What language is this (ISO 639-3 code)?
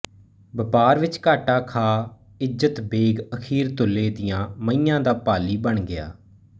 pan